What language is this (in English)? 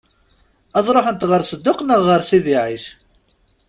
Kabyle